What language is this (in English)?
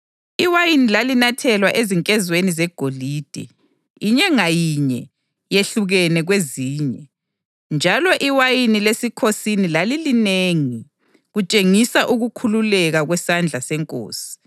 North Ndebele